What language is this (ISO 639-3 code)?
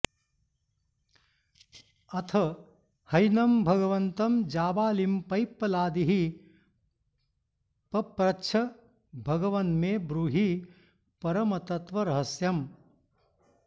san